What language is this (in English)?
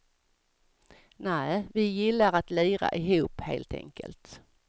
Swedish